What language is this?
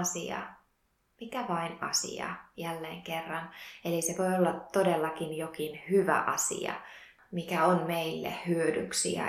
Finnish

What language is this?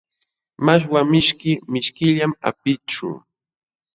Jauja Wanca Quechua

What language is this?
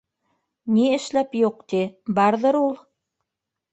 Bashkir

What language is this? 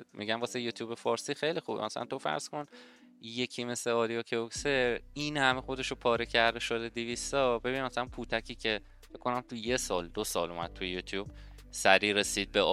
Persian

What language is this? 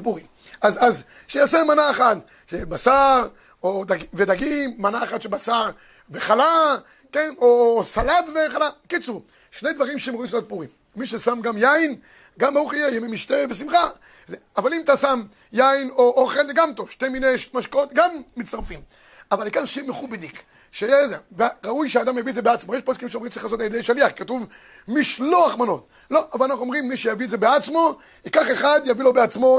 Hebrew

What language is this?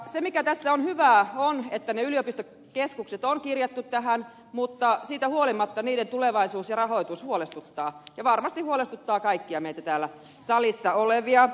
Finnish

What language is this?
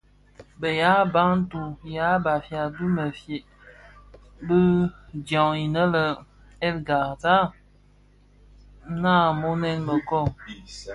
Bafia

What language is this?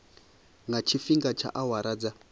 Venda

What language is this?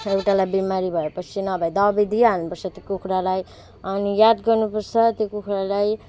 Nepali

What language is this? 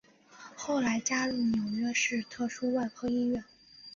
Chinese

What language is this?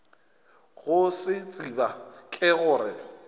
Northern Sotho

